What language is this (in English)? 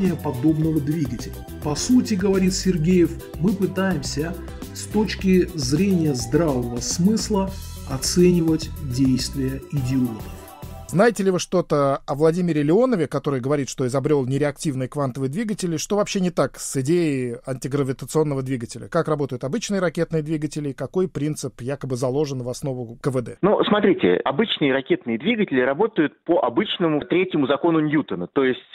Russian